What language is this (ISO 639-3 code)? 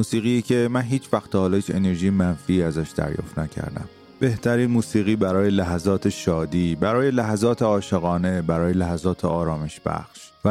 fas